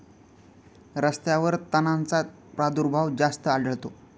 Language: Marathi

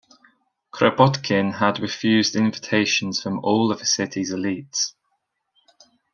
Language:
English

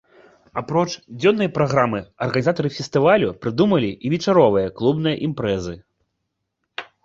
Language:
Belarusian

